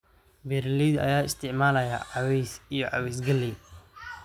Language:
Somali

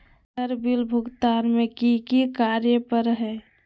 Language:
Magahi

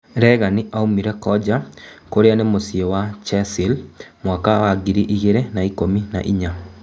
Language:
Kikuyu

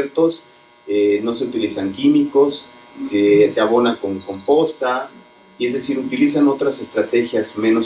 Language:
Spanish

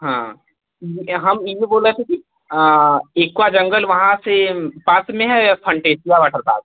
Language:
Hindi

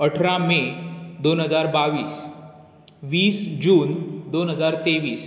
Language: Konkani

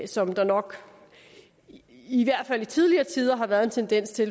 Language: Danish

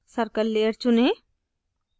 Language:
Hindi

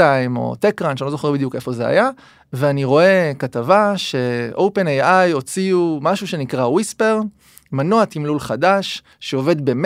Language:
Hebrew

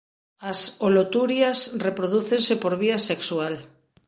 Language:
Galician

